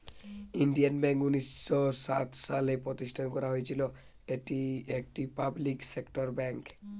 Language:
Bangla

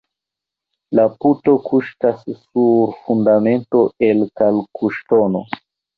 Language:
Esperanto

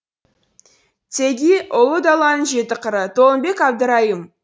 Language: Kazakh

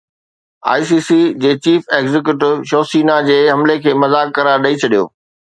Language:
Sindhi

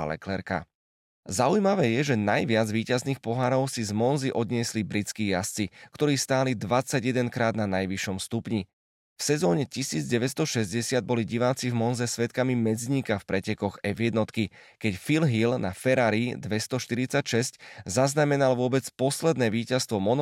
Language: Slovak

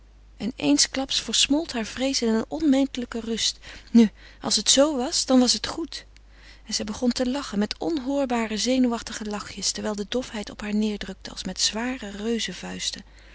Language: Dutch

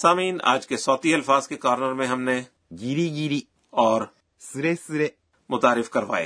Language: Urdu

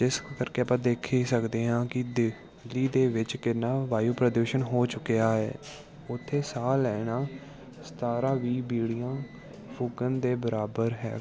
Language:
Punjabi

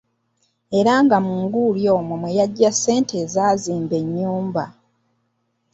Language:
Ganda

